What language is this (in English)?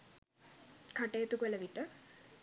Sinhala